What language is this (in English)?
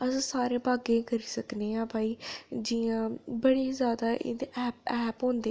Dogri